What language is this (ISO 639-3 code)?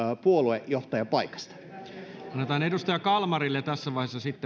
fin